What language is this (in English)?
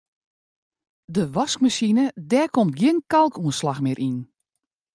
Western Frisian